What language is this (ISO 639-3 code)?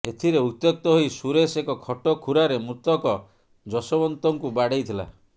ori